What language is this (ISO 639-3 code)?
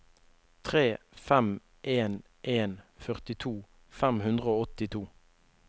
nor